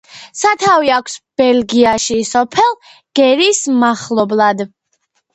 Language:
Georgian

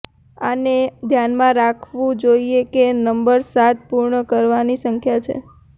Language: Gujarati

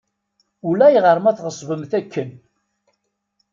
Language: Kabyle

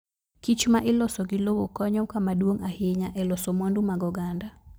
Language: Luo (Kenya and Tanzania)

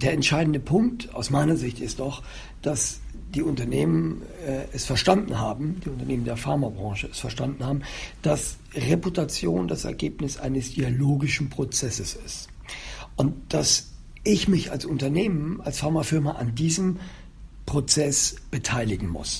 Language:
German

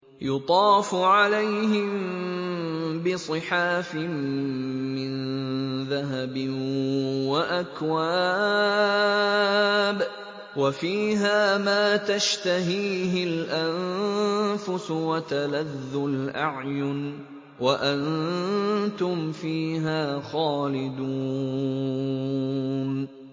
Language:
Arabic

